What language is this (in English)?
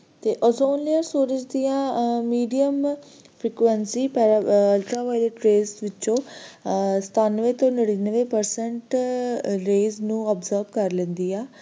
Punjabi